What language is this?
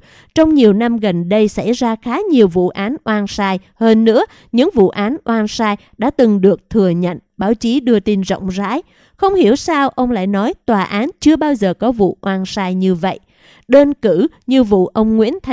Vietnamese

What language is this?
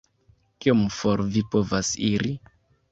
Esperanto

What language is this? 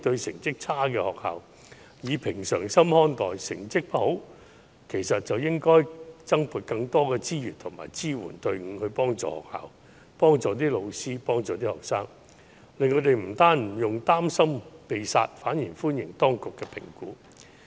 Cantonese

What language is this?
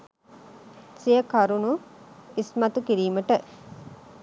Sinhala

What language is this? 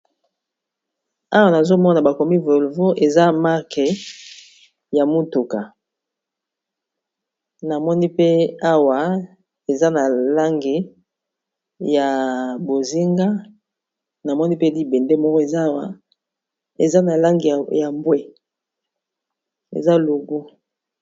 Lingala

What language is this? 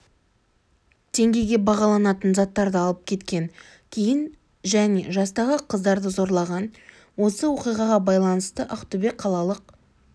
Kazakh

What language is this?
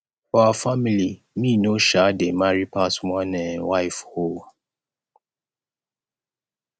Nigerian Pidgin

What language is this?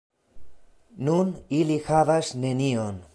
Esperanto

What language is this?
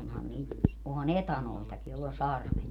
Finnish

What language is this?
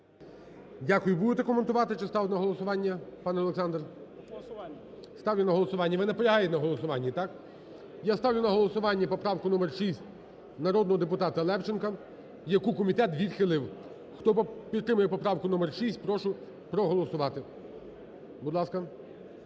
Ukrainian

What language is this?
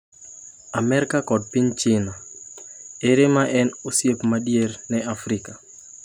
Luo (Kenya and Tanzania)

